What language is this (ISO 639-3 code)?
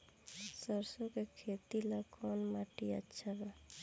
bho